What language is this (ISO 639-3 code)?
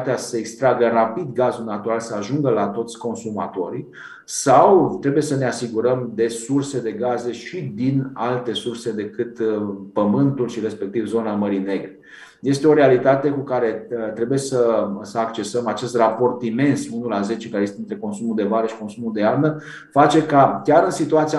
ron